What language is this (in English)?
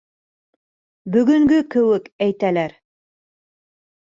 Bashkir